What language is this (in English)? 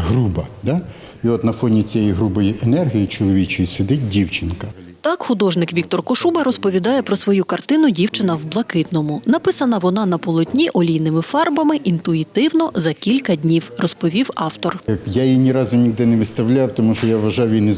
Ukrainian